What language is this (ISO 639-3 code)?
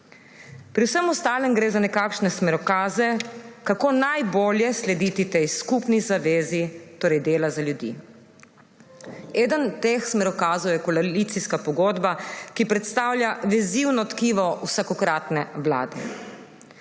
slv